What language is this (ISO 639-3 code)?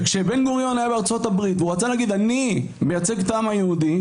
heb